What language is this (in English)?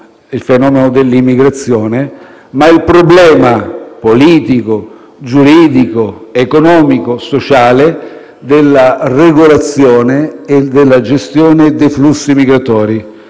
Italian